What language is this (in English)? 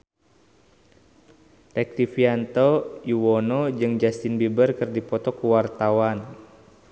Sundanese